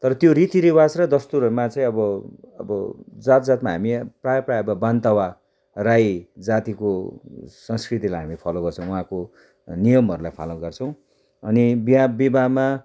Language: Nepali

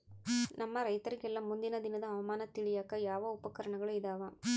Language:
Kannada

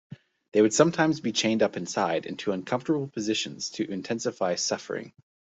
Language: English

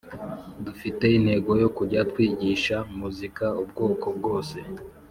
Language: Kinyarwanda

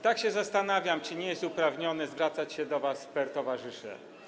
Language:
Polish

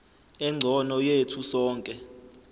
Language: Zulu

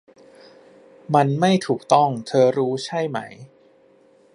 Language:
Thai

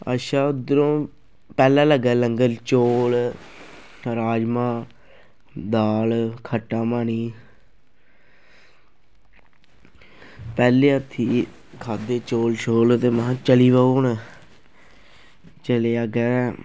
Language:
Dogri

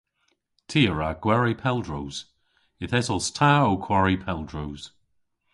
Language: Cornish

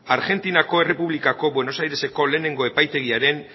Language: Basque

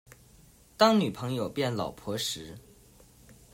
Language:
Chinese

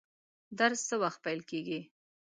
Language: Pashto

